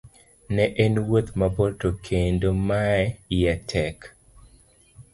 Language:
Luo (Kenya and Tanzania)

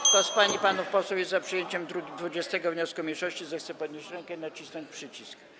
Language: Polish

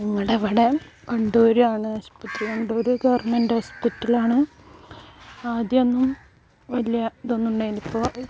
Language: Malayalam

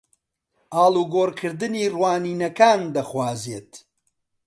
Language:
Central Kurdish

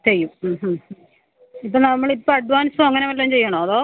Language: Malayalam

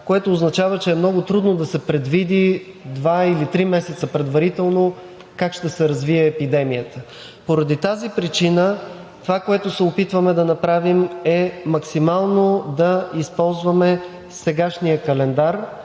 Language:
Bulgarian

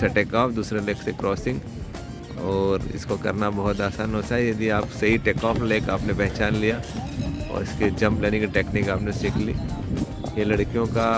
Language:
Hindi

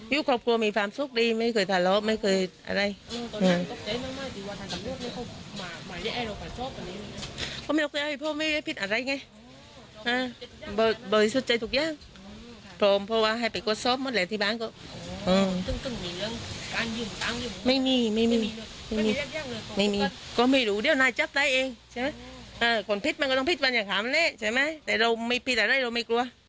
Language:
Thai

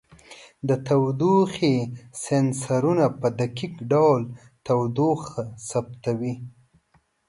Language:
Pashto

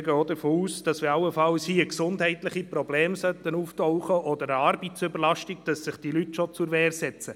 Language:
Swiss German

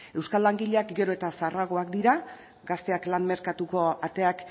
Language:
Basque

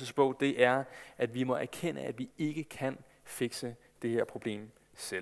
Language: Danish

